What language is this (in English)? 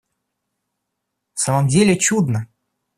Russian